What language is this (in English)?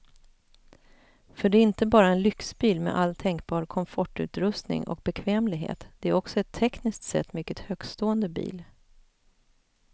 Swedish